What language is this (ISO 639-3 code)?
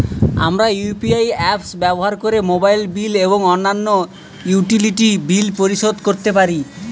ben